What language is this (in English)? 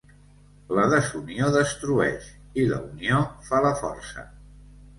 Catalan